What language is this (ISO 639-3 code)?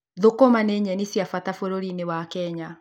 kik